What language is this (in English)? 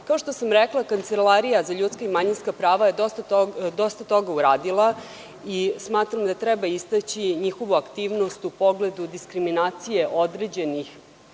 Serbian